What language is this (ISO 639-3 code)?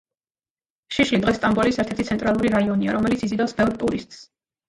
kat